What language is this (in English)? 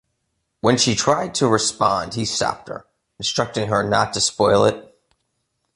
English